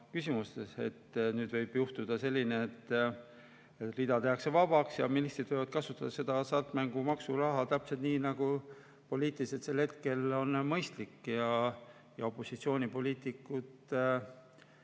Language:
Estonian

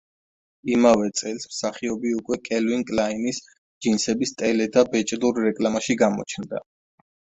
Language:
Georgian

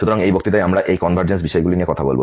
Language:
Bangla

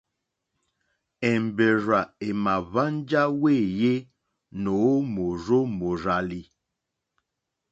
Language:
Mokpwe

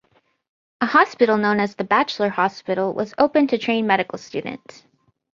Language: English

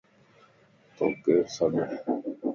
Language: Lasi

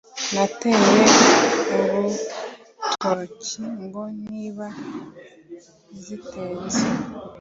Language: Kinyarwanda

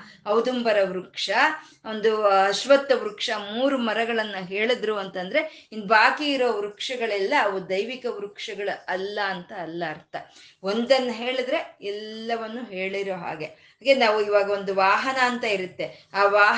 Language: Kannada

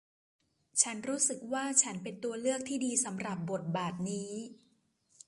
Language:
Thai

